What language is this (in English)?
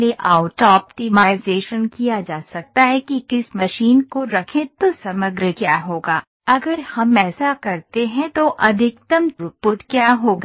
Hindi